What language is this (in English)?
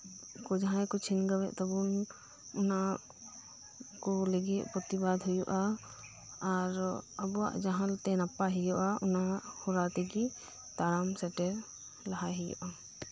Santali